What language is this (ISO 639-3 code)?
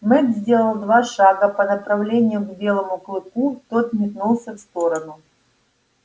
rus